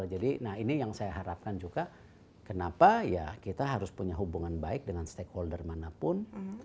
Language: Indonesian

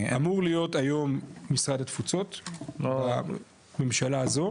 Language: Hebrew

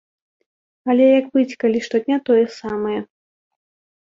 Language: Belarusian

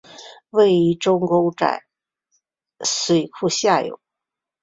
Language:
Chinese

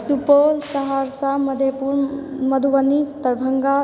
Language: Maithili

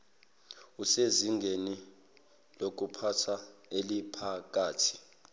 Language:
Zulu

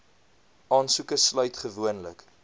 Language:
Afrikaans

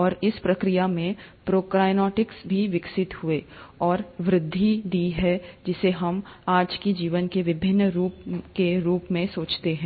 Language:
Hindi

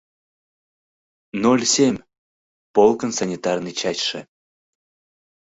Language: Mari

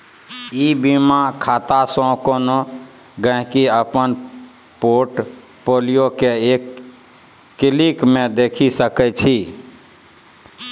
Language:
Maithili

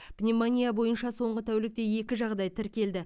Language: Kazakh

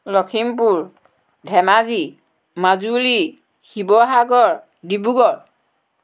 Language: Assamese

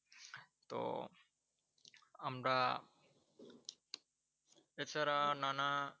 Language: Bangla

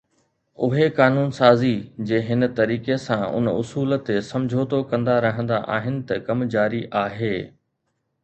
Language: Sindhi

